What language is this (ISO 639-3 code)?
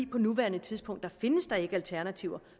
dan